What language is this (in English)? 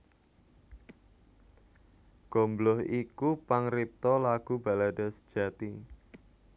Javanese